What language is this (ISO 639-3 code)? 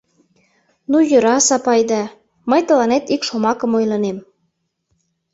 chm